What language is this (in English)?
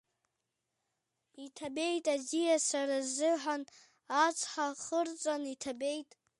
Abkhazian